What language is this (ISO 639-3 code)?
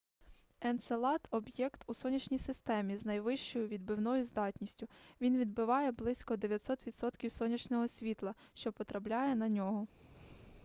ukr